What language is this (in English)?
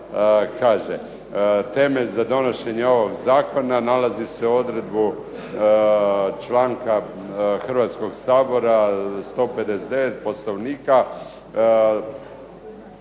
Croatian